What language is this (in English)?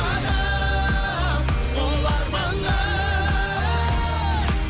Kazakh